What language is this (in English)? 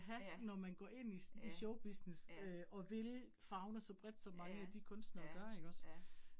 Danish